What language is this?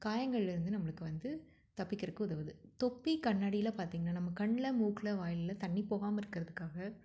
Tamil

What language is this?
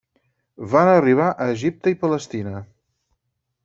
Catalan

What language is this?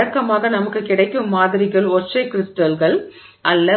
Tamil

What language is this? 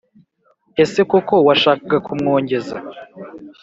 Kinyarwanda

